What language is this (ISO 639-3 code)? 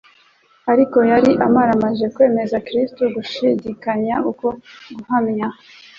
kin